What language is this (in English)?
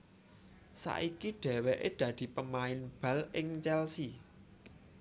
Javanese